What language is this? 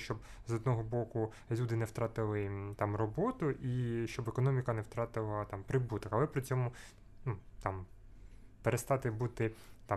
Ukrainian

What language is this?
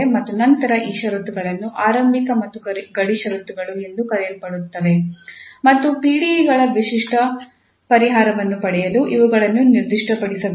Kannada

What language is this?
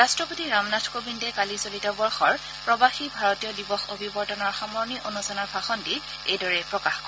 Assamese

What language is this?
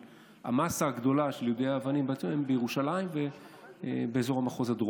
Hebrew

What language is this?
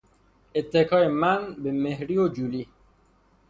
Persian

